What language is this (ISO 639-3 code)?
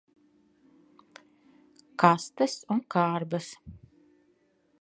lav